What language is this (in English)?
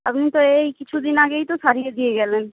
Bangla